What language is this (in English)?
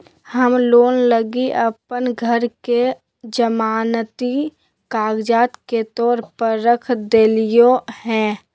Magahi